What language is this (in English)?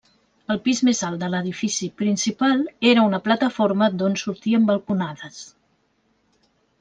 Catalan